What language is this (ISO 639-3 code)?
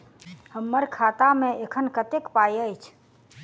mai